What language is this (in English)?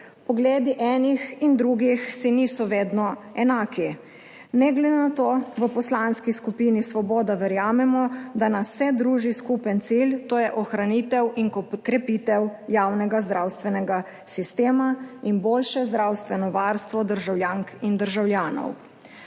Slovenian